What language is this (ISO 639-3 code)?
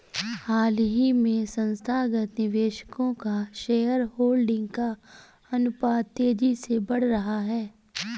hin